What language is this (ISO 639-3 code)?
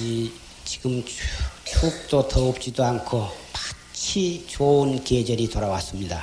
kor